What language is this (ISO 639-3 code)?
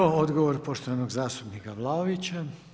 hrv